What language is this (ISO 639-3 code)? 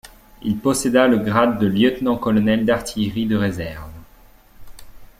fra